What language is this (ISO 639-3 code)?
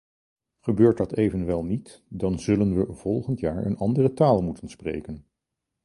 nld